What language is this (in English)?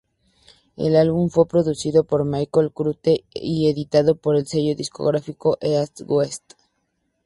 Spanish